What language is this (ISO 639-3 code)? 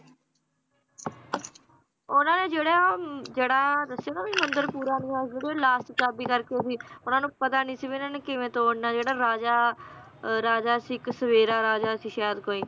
pan